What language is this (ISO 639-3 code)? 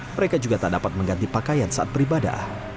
ind